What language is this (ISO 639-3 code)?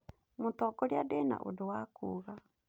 kik